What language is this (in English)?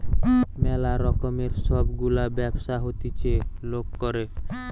Bangla